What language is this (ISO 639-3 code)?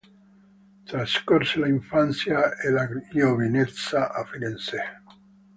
ita